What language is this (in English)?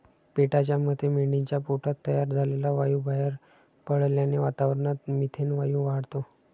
Marathi